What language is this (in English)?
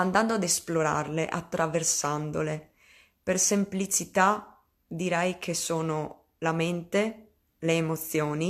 Italian